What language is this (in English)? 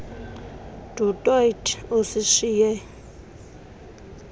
Xhosa